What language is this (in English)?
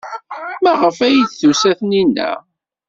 Kabyle